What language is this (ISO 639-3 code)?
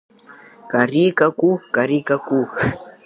abk